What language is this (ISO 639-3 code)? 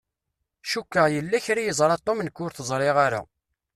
kab